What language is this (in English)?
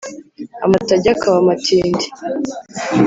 Kinyarwanda